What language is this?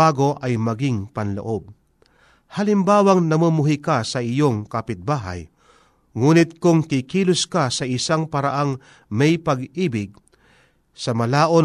Filipino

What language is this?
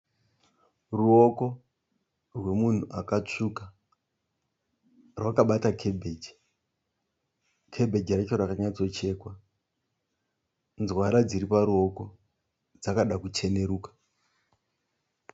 Shona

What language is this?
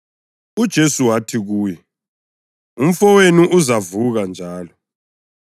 North Ndebele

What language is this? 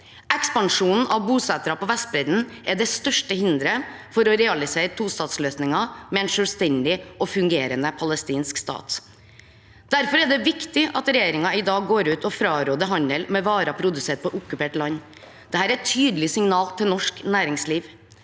Norwegian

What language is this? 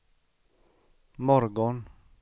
Swedish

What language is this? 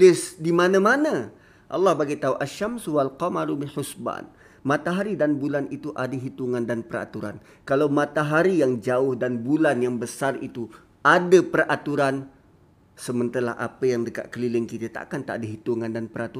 Malay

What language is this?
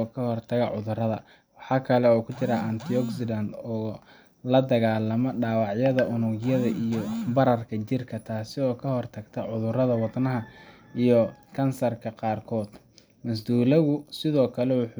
Somali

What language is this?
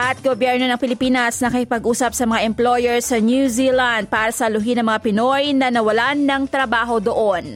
Filipino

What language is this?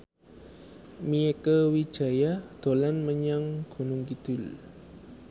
Javanese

